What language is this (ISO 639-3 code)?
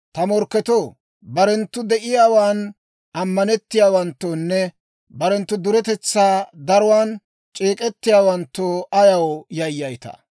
dwr